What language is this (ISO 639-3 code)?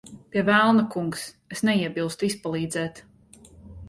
lav